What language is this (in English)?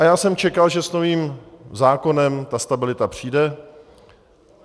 Czech